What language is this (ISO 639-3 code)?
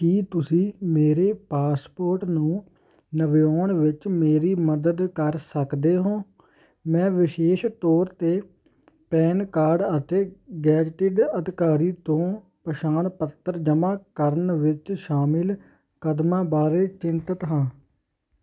pan